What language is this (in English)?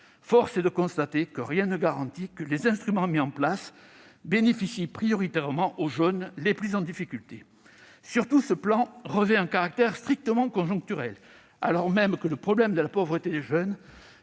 French